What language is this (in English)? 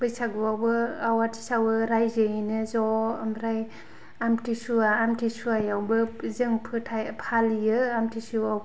Bodo